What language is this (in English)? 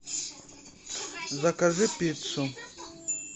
Russian